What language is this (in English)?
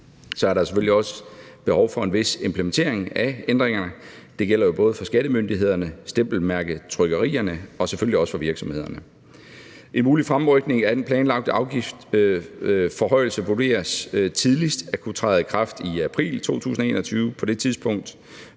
Danish